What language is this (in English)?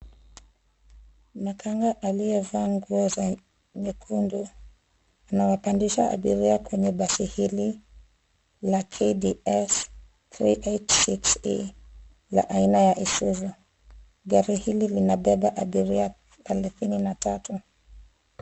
Swahili